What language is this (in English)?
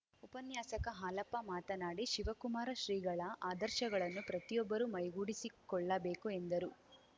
Kannada